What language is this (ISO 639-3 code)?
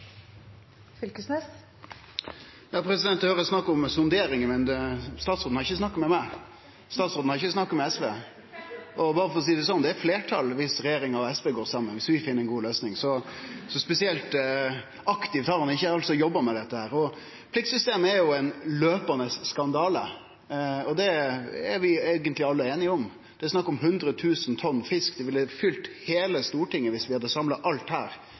nno